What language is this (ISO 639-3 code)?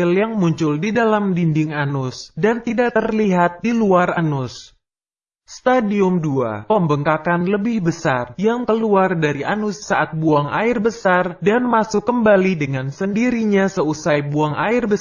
ind